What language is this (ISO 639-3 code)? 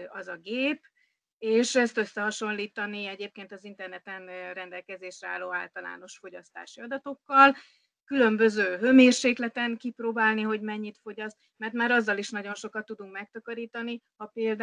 hun